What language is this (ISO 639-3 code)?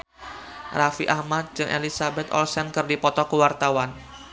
sun